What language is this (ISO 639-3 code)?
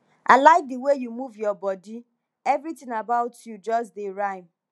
pcm